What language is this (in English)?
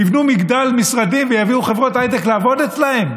Hebrew